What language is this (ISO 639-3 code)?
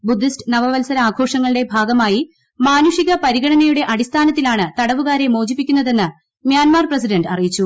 mal